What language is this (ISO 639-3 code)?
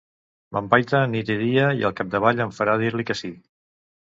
cat